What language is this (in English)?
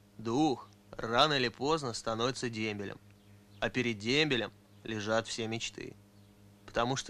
Russian